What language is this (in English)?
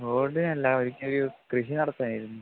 Malayalam